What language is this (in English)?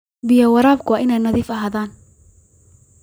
Somali